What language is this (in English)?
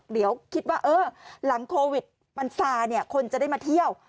Thai